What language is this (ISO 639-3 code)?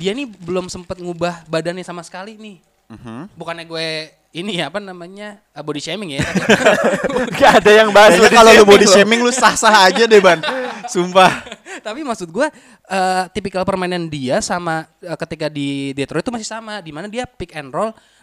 ind